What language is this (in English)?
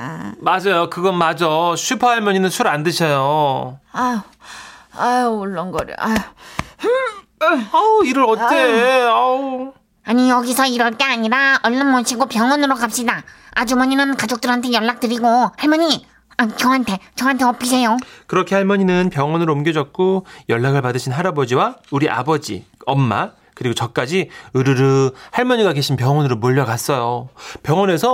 Korean